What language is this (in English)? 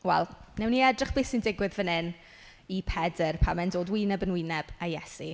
Welsh